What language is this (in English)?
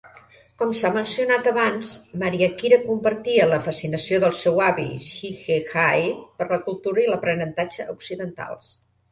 Catalan